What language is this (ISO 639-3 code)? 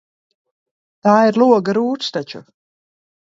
lav